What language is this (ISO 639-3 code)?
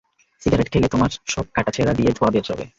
ben